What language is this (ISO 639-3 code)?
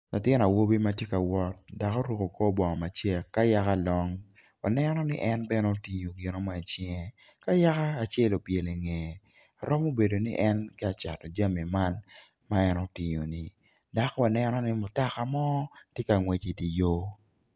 ach